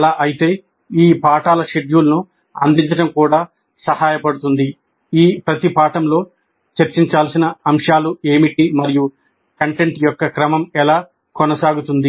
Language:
Telugu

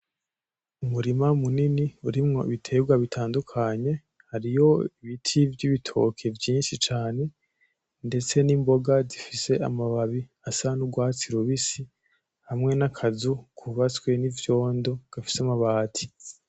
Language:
Rundi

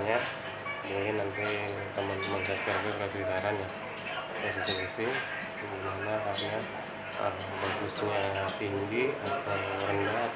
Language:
Indonesian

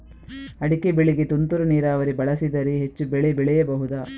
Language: Kannada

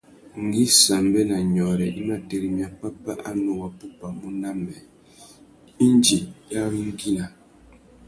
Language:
Tuki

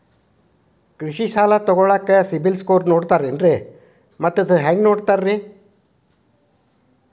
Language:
Kannada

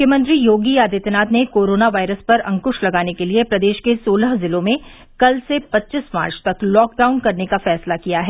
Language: Hindi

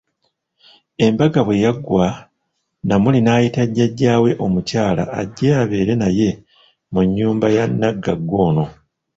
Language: Ganda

